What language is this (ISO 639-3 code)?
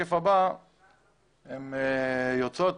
heb